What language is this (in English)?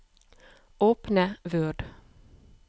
Norwegian